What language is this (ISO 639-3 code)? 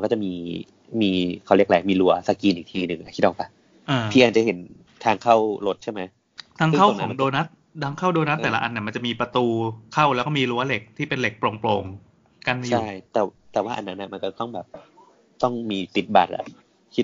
tha